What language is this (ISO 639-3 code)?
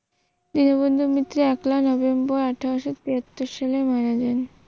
ben